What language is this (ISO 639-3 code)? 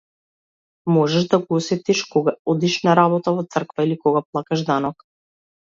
mkd